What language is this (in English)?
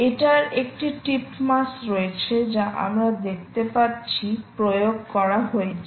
Bangla